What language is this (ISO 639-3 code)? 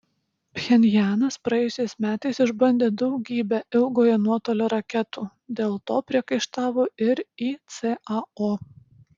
lit